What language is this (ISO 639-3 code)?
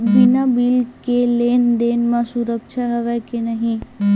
hne